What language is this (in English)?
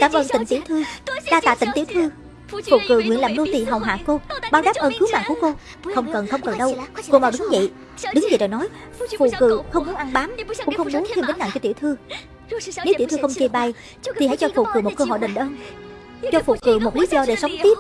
Vietnamese